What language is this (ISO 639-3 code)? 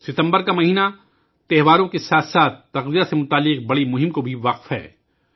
urd